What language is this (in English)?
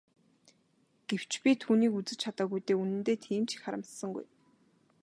Mongolian